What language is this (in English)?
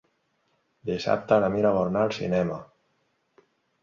Catalan